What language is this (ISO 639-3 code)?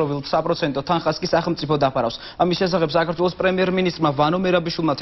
ron